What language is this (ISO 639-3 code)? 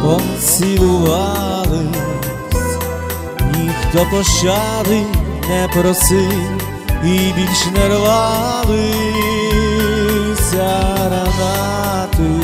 ukr